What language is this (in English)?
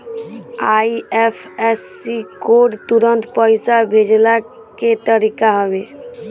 Bhojpuri